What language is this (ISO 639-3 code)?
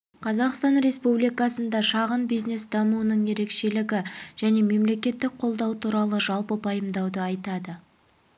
kaz